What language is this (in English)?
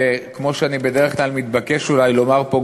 Hebrew